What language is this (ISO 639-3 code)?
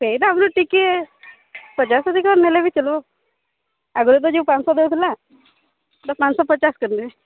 ori